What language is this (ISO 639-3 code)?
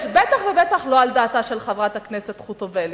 heb